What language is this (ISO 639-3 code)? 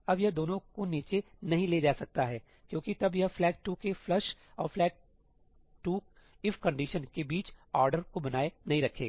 hin